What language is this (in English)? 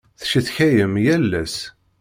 Kabyle